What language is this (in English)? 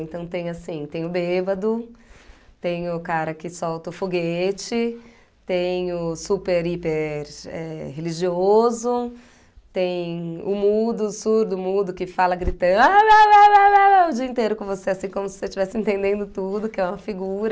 Portuguese